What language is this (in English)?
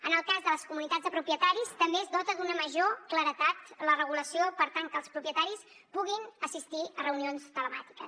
Catalan